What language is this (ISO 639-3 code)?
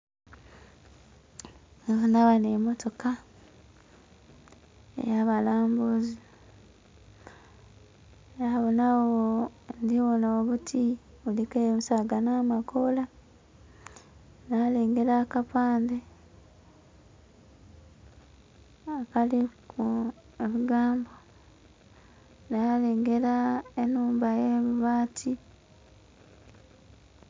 xog